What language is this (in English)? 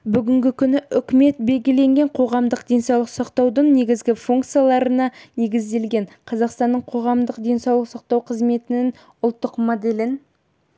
Kazakh